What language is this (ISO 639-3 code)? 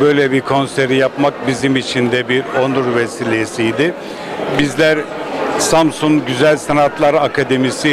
tur